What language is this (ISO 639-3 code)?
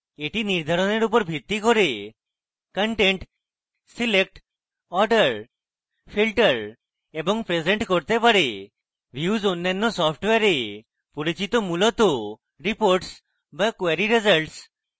ben